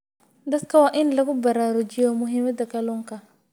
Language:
Somali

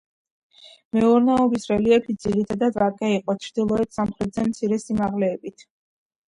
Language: Georgian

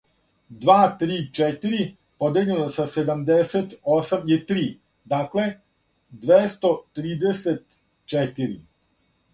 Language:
Serbian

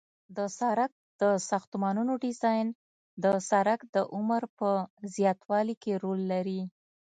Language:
Pashto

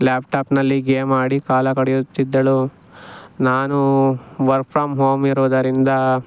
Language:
Kannada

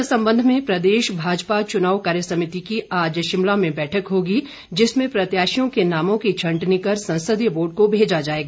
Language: Hindi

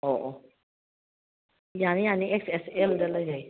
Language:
Manipuri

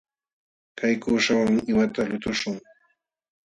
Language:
Jauja Wanca Quechua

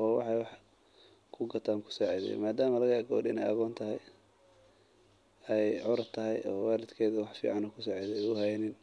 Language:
Somali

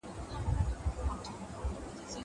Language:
Pashto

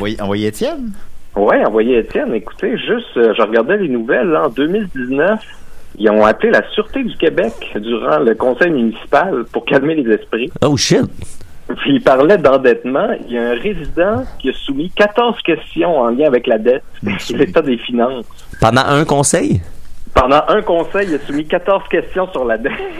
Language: French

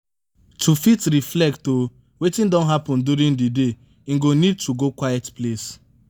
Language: Nigerian Pidgin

